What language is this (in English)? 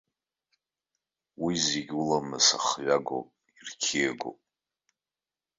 Abkhazian